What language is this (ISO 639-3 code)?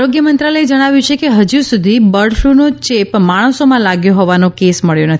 guj